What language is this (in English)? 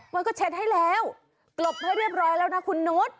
Thai